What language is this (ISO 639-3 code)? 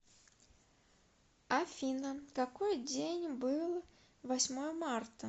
rus